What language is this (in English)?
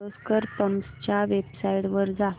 Marathi